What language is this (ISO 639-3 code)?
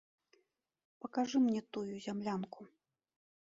bel